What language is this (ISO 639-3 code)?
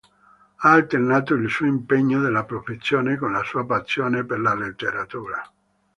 ita